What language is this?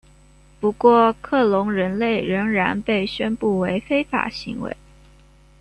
Chinese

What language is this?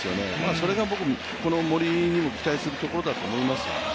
Japanese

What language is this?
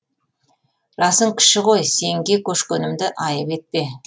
Kazakh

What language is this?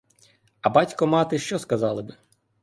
Ukrainian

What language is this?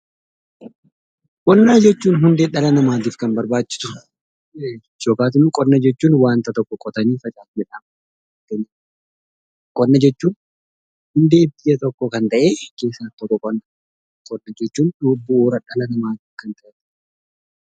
Oromo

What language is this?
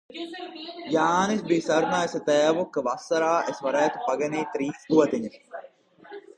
Latvian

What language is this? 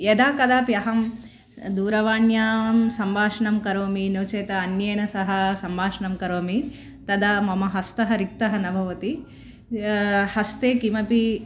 Sanskrit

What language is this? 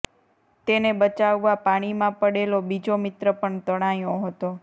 Gujarati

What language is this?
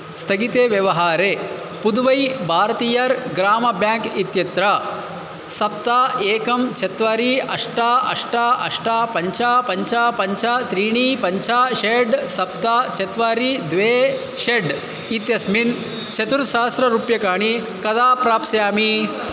Sanskrit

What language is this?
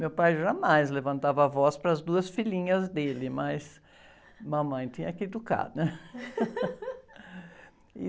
Portuguese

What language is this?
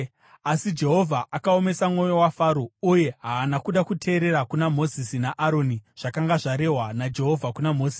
Shona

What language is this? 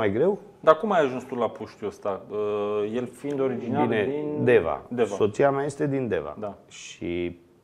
Romanian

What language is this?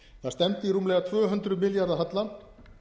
Icelandic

